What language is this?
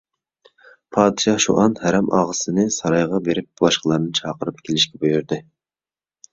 Uyghur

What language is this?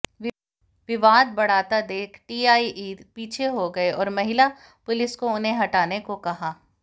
Hindi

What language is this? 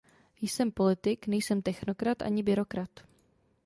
Czech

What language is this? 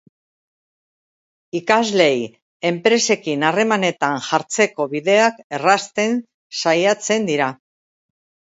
Basque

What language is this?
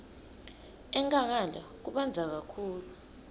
Swati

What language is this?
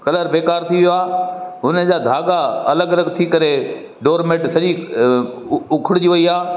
Sindhi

